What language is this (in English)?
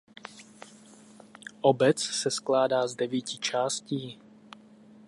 Czech